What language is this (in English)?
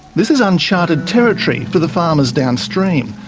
English